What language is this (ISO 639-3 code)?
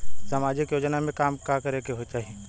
bho